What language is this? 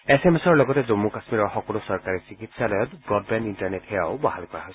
Assamese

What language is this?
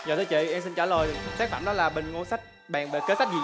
Vietnamese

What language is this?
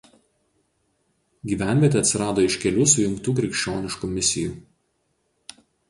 Lithuanian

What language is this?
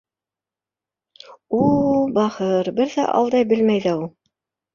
Bashkir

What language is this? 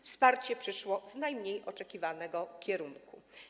Polish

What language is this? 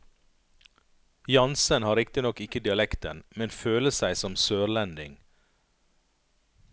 Norwegian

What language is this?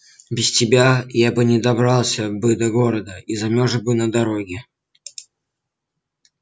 Russian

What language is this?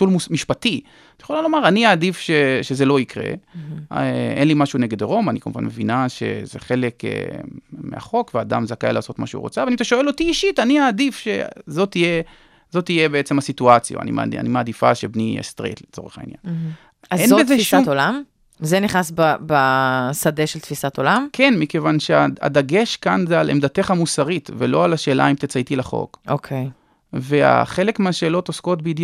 Hebrew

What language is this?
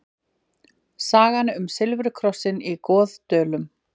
Icelandic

